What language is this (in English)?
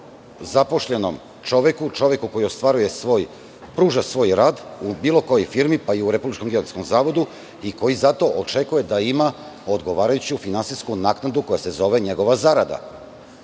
Serbian